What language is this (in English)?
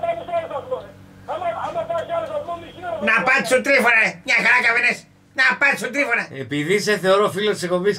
Greek